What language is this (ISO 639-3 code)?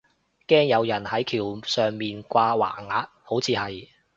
yue